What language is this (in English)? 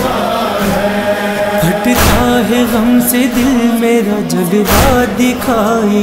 Turkish